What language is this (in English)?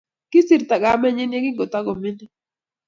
Kalenjin